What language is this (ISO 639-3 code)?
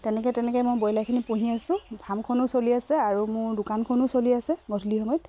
asm